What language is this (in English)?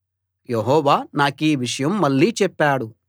Telugu